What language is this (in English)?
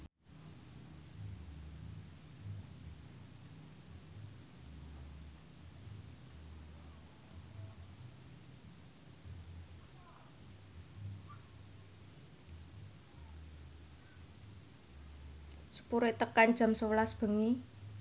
Javanese